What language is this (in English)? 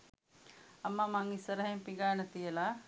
Sinhala